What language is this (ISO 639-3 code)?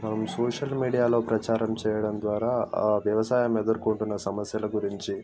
tel